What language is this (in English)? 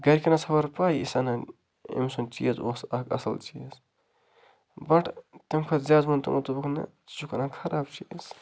Kashmiri